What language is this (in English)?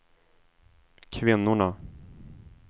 Swedish